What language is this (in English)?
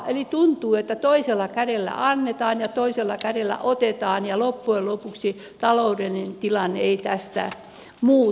Finnish